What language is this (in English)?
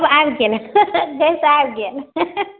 Maithili